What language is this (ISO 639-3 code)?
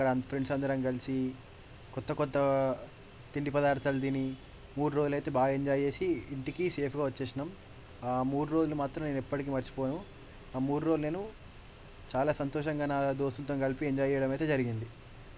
tel